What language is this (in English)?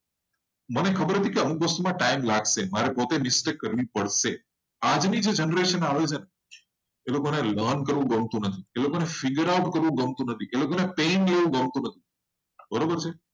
Gujarati